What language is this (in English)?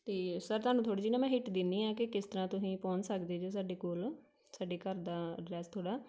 Punjabi